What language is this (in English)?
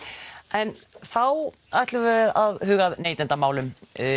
Icelandic